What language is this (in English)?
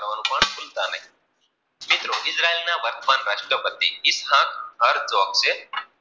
Gujarati